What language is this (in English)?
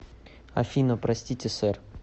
Russian